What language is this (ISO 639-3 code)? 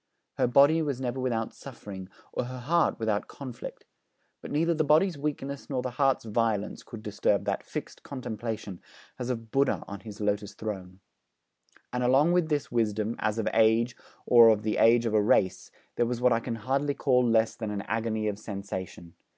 eng